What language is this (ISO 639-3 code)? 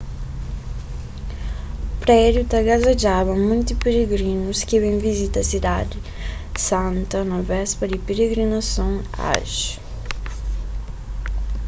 kea